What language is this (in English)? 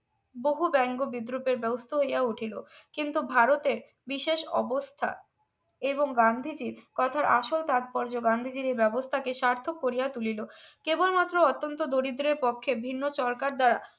Bangla